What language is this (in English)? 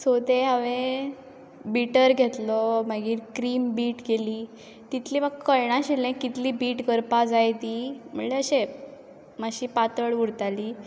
Konkani